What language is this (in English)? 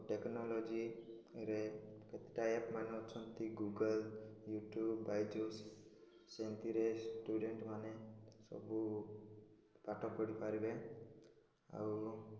Odia